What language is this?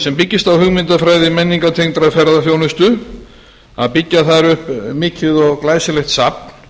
Icelandic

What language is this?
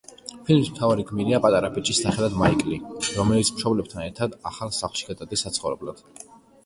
Georgian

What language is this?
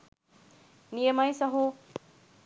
Sinhala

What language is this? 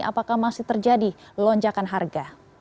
Indonesian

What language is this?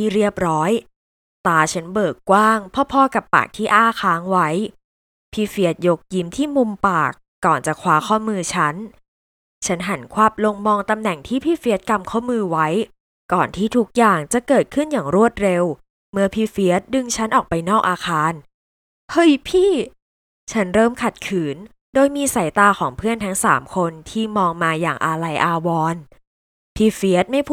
Thai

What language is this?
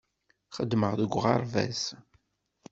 Kabyle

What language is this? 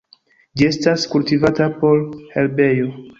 Esperanto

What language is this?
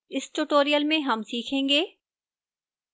Hindi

